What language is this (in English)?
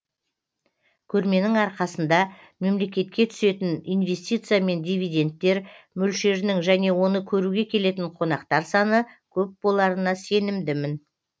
Kazakh